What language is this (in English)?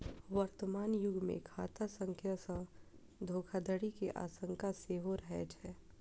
Maithili